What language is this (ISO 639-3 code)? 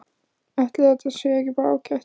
isl